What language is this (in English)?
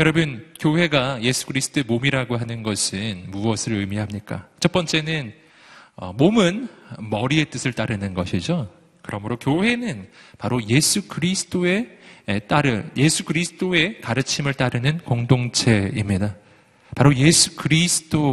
Korean